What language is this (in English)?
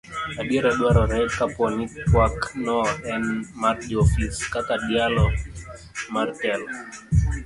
Luo (Kenya and Tanzania)